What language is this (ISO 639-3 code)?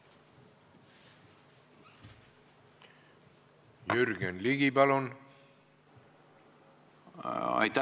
est